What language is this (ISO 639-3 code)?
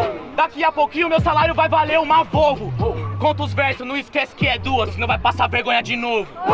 por